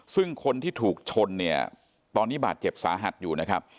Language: Thai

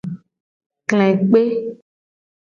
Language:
Gen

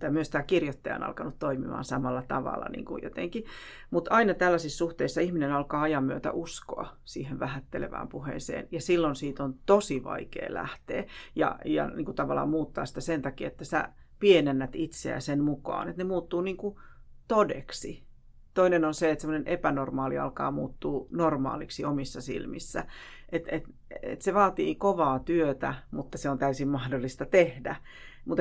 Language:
Finnish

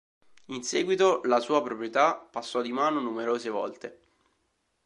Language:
Italian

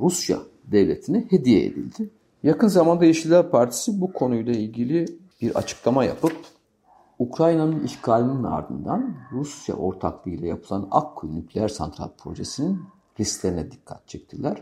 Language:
Turkish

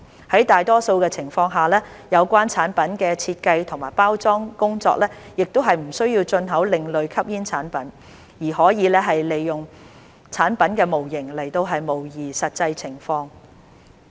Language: Cantonese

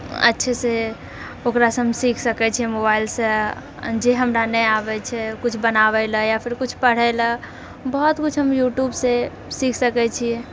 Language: Maithili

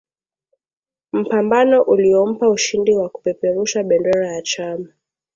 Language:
Swahili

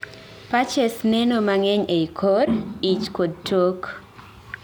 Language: Luo (Kenya and Tanzania)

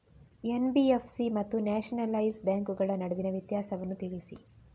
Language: Kannada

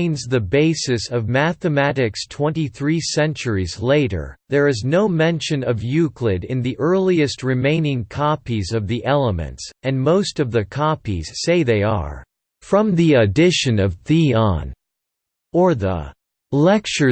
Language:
English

